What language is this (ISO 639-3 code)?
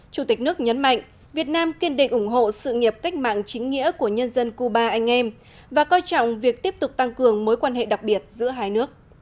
vie